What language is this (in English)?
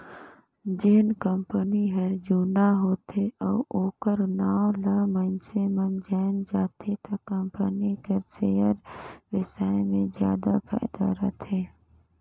Chhattisgarhi